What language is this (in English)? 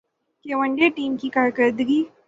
Urdu